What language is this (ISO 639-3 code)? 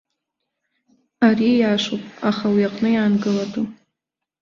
abk